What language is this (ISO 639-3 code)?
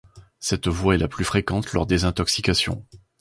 fra